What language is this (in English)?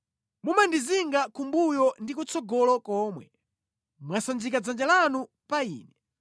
Nyanja